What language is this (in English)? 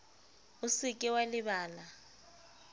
Southern Sotho